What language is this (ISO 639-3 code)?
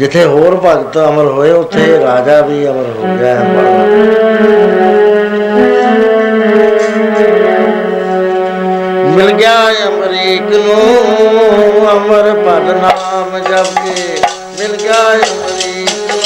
pan